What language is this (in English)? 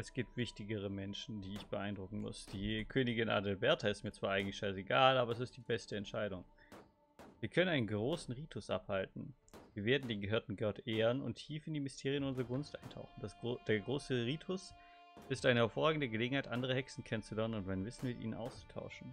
German